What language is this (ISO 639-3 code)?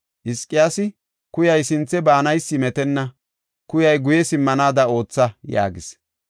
gof